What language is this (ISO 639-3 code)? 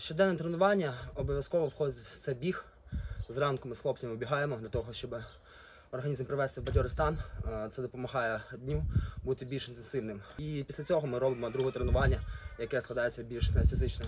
ukr